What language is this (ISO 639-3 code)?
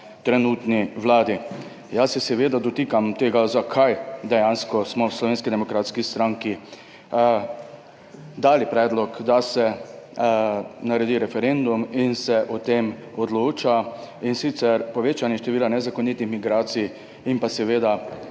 slv